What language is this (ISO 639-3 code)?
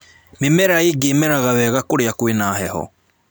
kik